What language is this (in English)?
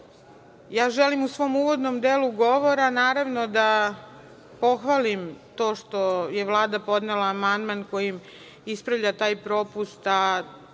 Serbian